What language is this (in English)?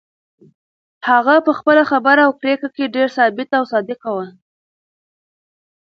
Pashto